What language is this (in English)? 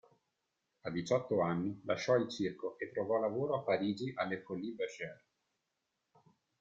Italian